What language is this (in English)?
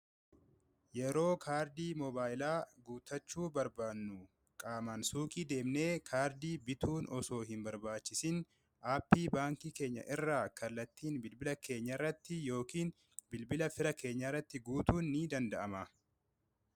Oromo